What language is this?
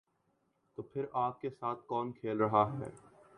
Urdu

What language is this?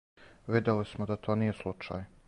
Serbian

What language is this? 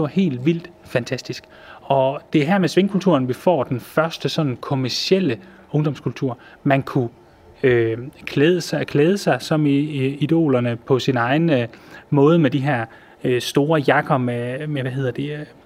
Danish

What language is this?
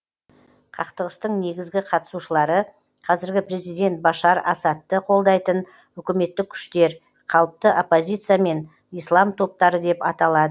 Kazakh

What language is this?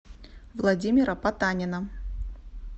Russian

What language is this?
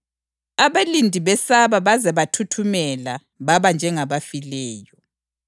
North Ndebele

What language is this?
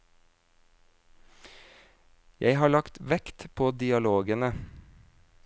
Norwegian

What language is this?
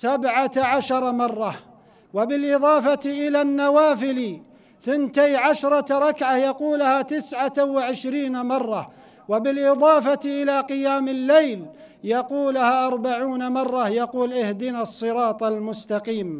Arabic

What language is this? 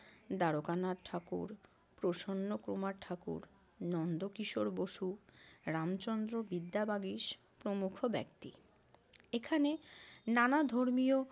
Bangla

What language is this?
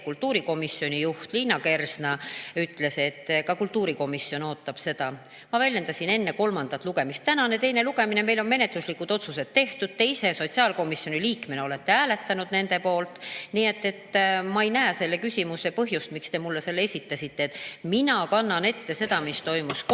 Estonian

